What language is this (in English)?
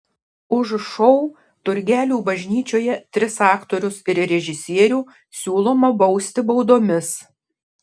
Lithuanian